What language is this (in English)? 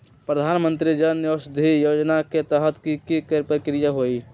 Magahi